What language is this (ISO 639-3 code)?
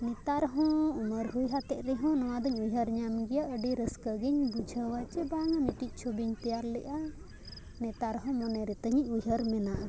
sat